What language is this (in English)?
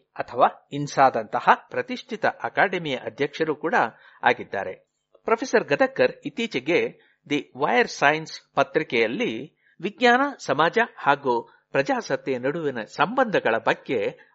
Kannada